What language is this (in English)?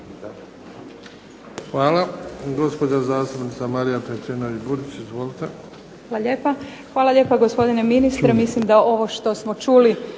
Croatian